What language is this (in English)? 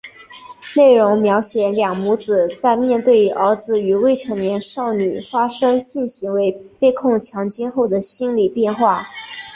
Chinese